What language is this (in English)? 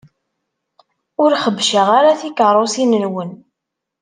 Kabyle